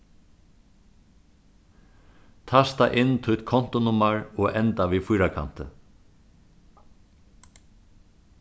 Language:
Faroese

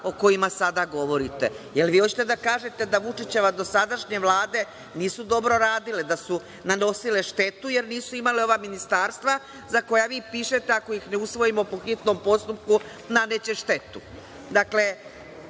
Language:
Serbian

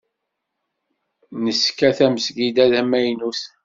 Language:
Kabyle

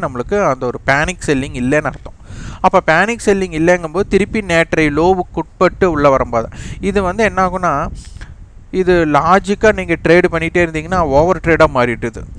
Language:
Tamil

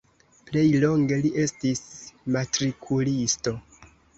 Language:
Esperanto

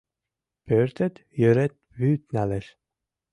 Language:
Mari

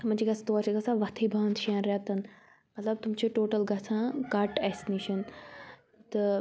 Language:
Kashmiri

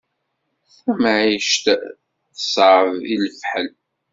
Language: Kabyle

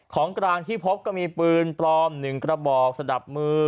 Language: Thai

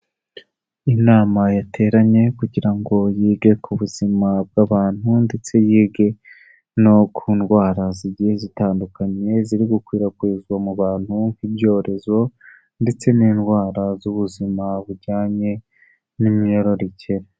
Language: Kinyarwanda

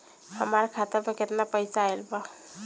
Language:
Bhojpuri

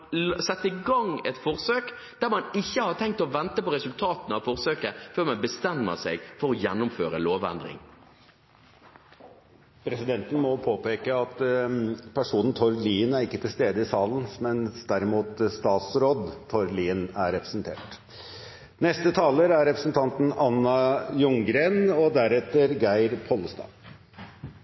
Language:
Norwegian Bokmål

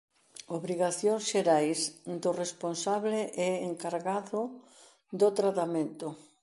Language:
Galician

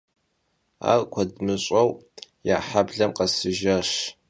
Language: Kabardian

